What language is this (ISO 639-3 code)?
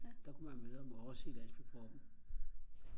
dan